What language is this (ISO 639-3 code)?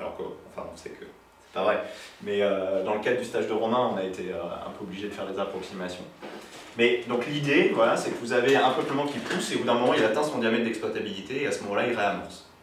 fra